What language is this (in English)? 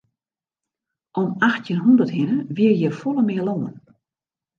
Western Frisian